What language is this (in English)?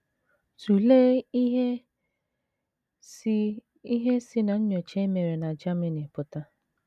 Igbo